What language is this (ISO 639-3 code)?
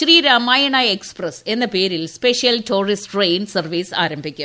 mal